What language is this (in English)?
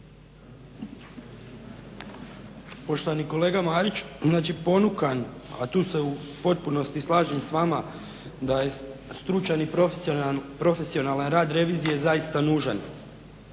Croatian